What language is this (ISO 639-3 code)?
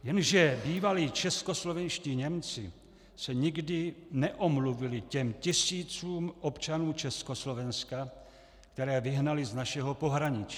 ces